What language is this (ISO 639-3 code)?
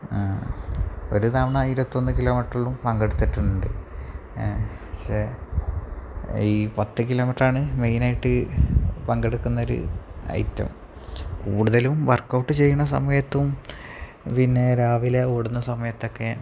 mal